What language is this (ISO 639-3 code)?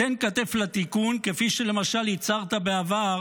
heb